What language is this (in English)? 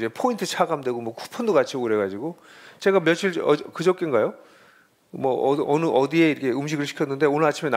Korean